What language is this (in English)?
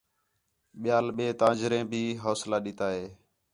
Khetrani